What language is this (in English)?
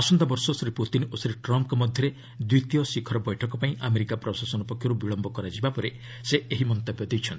Odia